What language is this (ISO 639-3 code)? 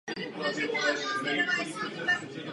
ces